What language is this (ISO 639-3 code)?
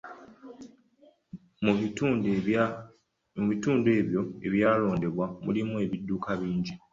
lug